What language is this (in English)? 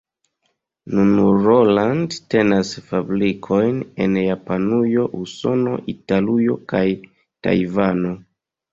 Esperanto